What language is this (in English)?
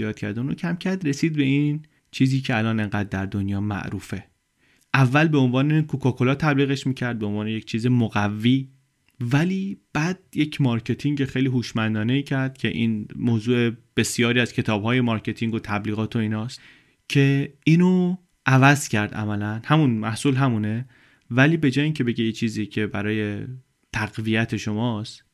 Persian